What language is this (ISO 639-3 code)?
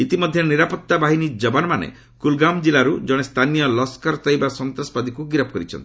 ori